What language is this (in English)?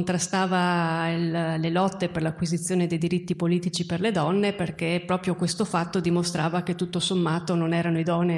Italian